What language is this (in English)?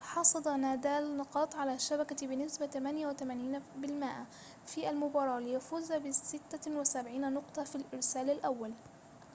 Arabic